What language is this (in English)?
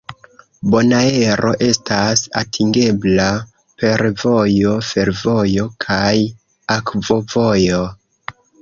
Esperanto